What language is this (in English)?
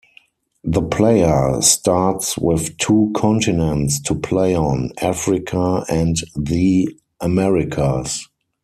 English